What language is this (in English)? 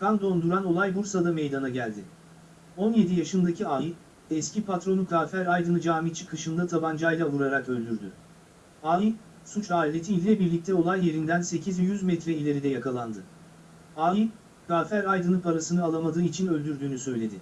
Turkish